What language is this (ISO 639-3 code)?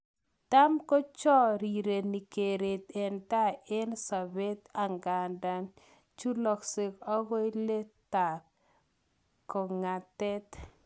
kln